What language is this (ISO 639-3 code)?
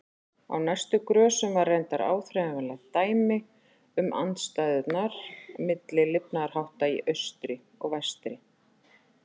isl